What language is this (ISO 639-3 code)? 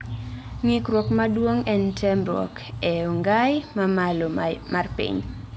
luo